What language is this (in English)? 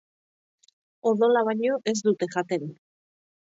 Basque